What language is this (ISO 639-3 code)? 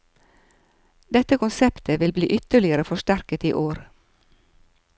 nor